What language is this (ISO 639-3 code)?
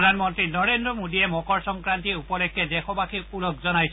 asm